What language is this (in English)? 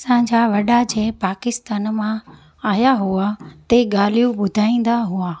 Sindhi